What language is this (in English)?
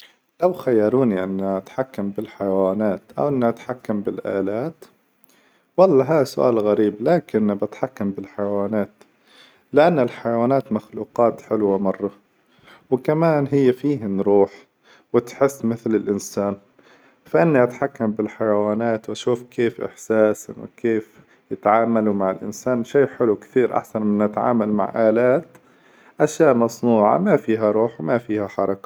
Hijazi Arabic